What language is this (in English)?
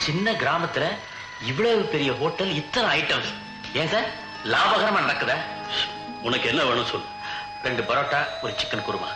Tamil